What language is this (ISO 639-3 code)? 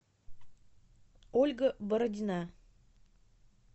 rus